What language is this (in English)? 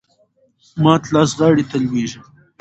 Pashto